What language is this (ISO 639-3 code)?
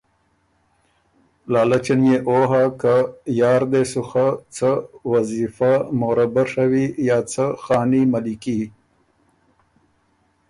oru